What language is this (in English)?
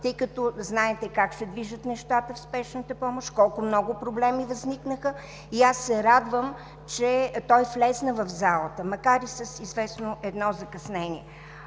Bulgarian